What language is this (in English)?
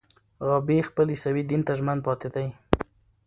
Pashto